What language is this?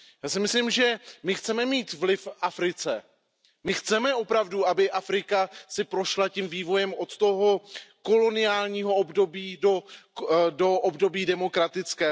Czech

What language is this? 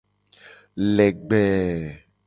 Gen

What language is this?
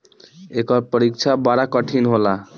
Bhojpuri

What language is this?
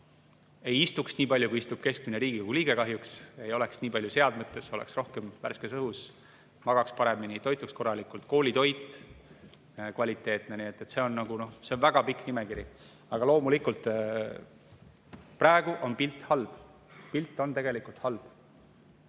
Estonian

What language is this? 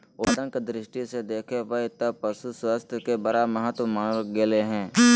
Magahi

